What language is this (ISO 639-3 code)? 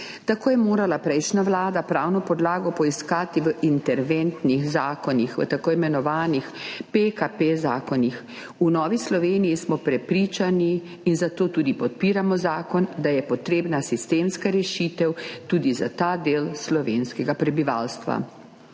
slv